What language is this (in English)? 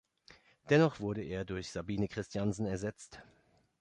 German